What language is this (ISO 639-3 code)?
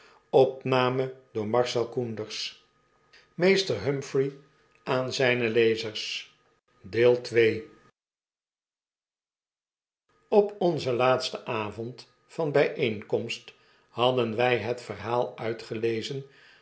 nld